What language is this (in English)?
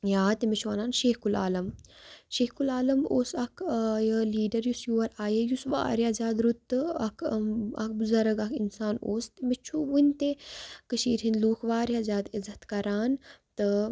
Kashmiri